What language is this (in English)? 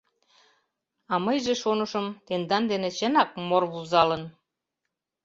Mari